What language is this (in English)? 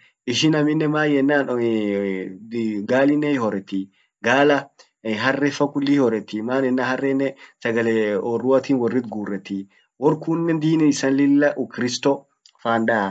Orma